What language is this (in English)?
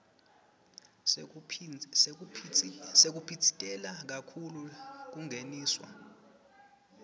Swati